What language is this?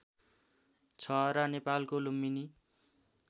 Nepali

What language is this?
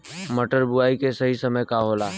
Bhojpuri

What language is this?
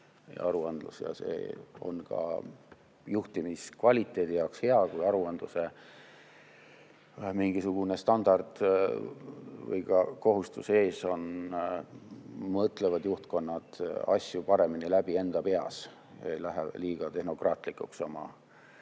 Estonian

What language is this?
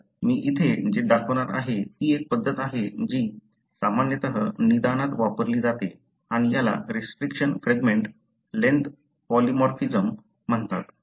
Marathi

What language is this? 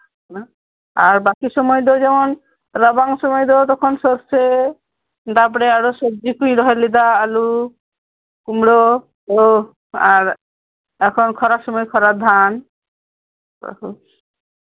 Santali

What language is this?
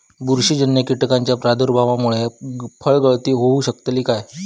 Marathi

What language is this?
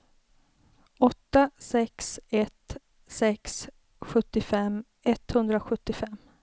Swedish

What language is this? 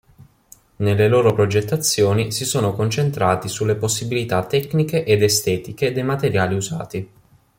Italian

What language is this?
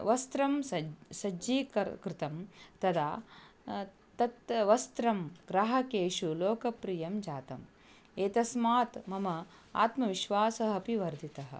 Sanskrit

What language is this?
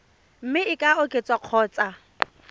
Tswana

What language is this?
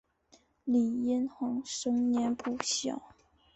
Chinese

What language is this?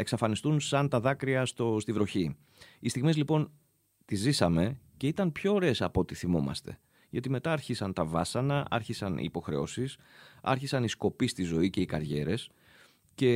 Greek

